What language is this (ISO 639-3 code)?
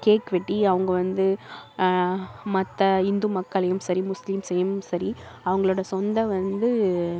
tam